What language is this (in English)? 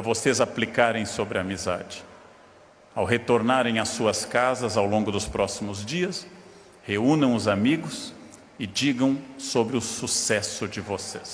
Portuguese